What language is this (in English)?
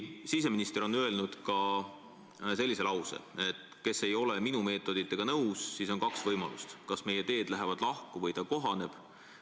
Estonian